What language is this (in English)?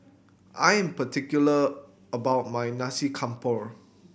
English